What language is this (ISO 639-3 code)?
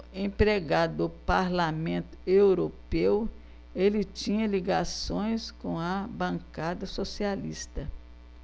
por